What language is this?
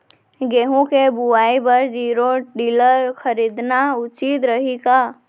Chhattisgarhi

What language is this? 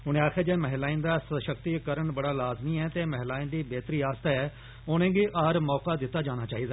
Dogri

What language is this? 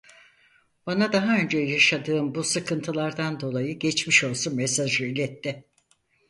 Turkish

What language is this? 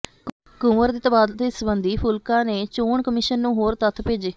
Punjabi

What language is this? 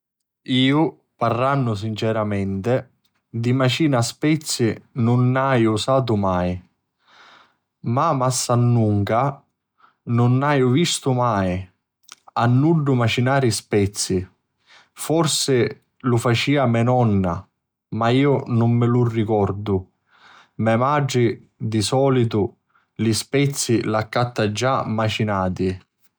Sicilian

